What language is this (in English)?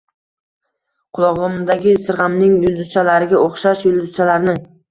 Uzbek